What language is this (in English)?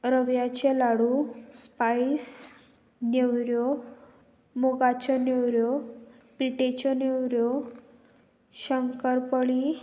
Konkani